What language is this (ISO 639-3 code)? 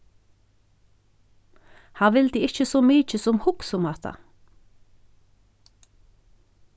fao